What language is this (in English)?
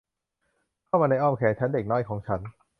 Thai